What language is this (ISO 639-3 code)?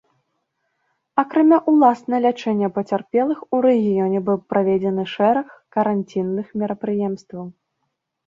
bel